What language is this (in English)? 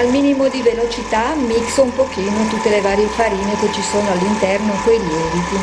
Italian